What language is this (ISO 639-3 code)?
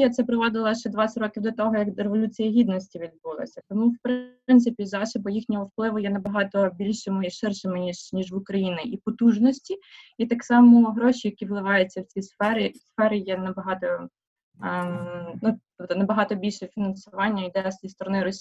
ukr